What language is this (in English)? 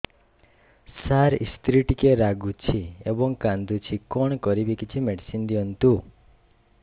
Odia